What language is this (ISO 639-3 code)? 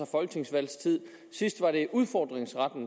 dan